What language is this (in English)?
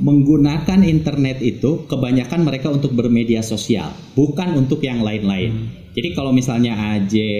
Indonesian